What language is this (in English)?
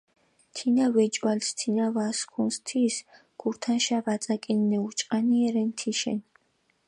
Mingrelian